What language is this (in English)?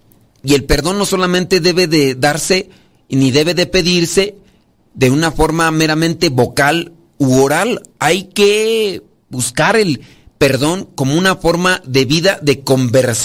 Spanish